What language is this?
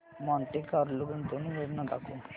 Marathi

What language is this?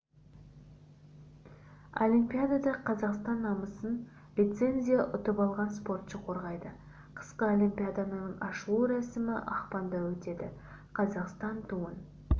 Kazakh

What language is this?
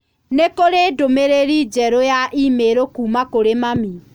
Kikuyu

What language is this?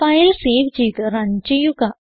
Malayalam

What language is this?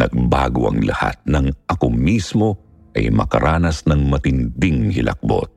Filipino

